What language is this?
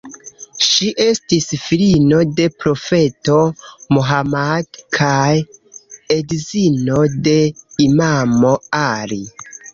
Esperanto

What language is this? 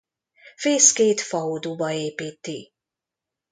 Hungarian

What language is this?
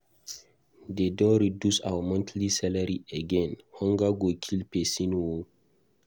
Nigerian Pidgin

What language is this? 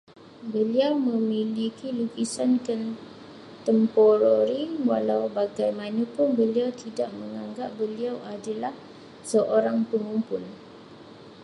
Malay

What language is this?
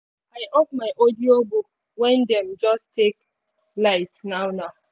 Nigerian Pidgin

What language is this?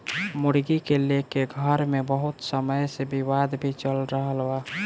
Bhojpuri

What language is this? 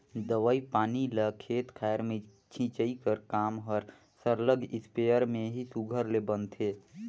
Chhattisgarhi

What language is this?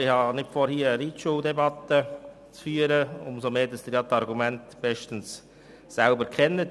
Swiss German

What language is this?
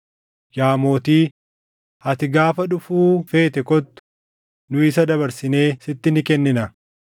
Oromo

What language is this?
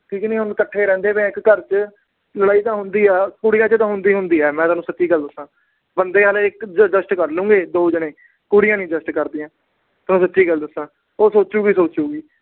Punjabi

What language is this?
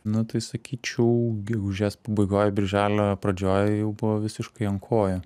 Lithuanian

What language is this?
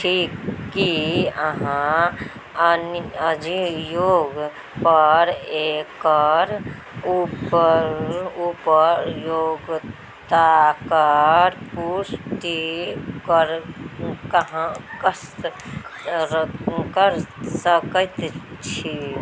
Maithili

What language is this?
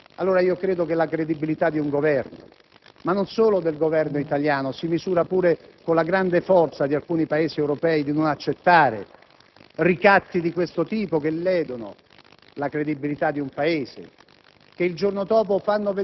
Italian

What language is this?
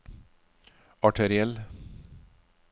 Norwegian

